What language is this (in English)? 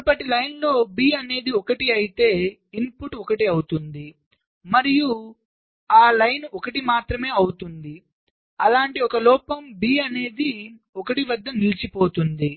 Telugu